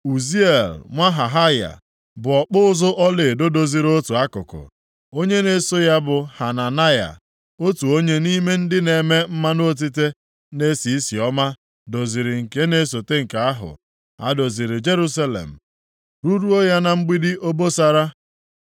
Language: Igbo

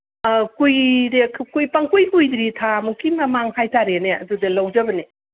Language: Manipuri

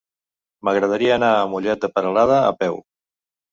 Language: Catalan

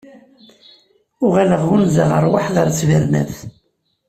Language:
Kabyle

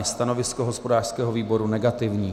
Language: Czech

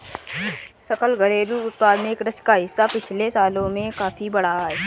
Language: Hindi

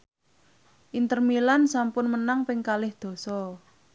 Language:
Javanese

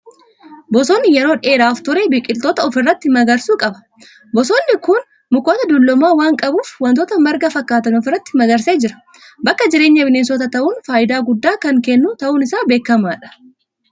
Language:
Oromo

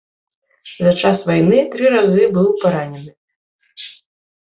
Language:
Belarusian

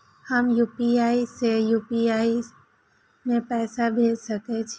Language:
Maithili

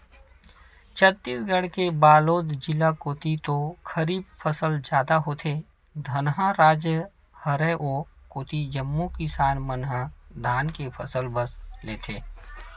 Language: Chhattisgarhi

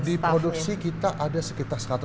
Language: Indonesian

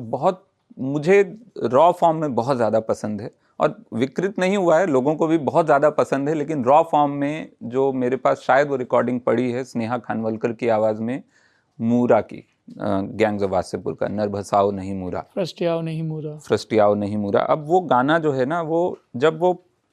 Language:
Hindi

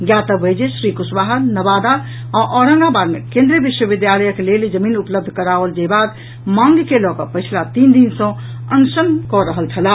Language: Maithili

